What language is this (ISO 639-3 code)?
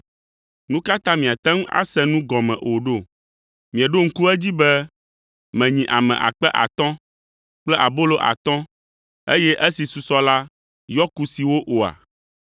ewe